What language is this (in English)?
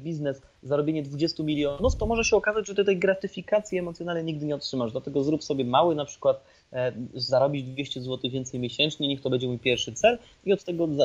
Polish